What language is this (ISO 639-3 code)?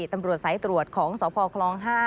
tha